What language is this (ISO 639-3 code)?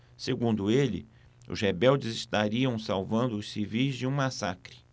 por